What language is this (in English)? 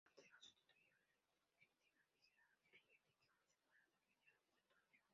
Spanish